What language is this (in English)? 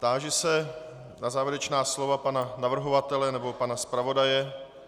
Czech